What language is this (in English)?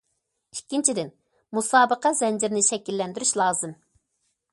Uyghur